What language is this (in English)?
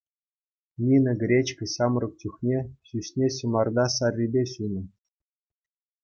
Chuvash